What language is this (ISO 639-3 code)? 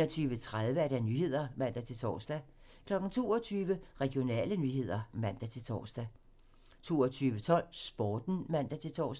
dan